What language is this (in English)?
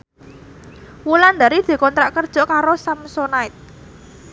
Javanese